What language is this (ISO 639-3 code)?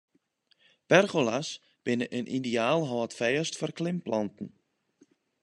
fry